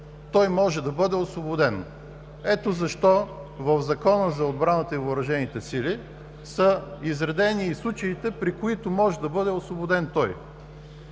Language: Bulgarian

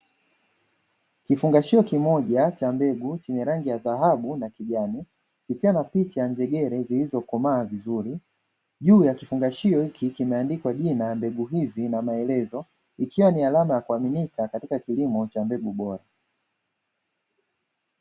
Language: Swahili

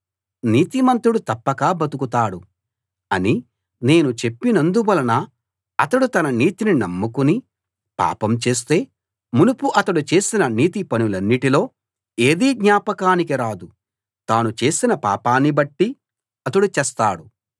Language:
Telugu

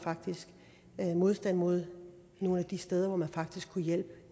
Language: Danish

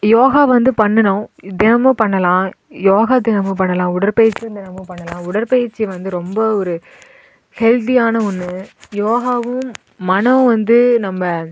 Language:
Tamil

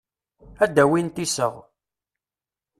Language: Kabyle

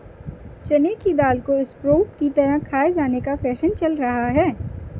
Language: Hindi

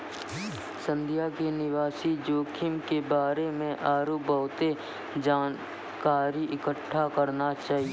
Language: Maithili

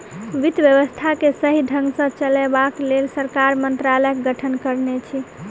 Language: Maithili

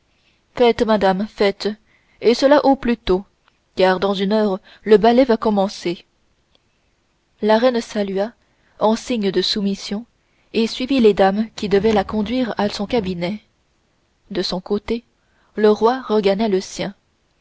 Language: French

